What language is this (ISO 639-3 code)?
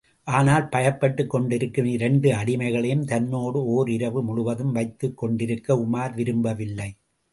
tam